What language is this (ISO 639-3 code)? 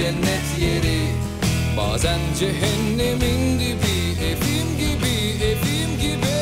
tur